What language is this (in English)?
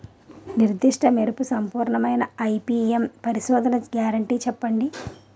Telugu